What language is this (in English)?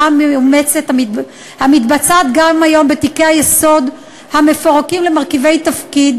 Hebrew